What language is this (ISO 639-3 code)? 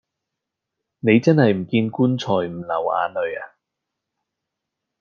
yue